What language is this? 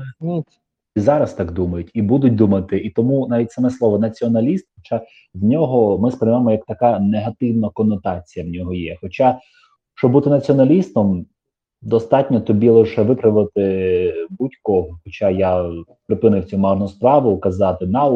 Ukrainian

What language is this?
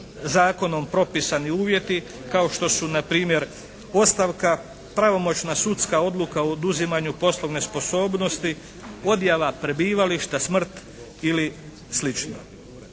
Croatian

